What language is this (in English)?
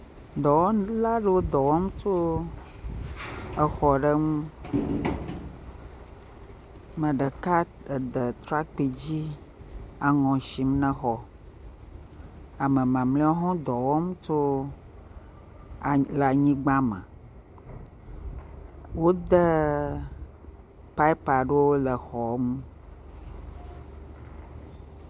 Ewe